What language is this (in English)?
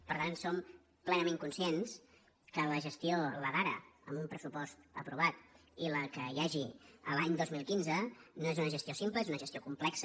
Catalan